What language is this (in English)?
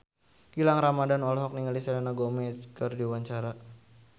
Sundanese